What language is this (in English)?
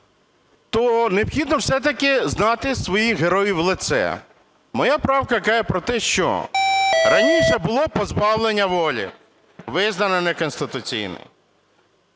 Ukrainian